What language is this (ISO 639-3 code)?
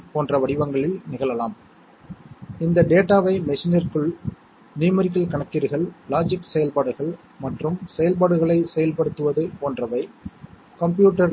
tam